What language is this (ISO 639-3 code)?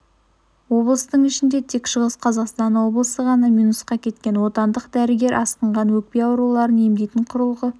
kaz